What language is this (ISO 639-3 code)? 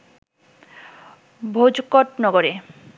ben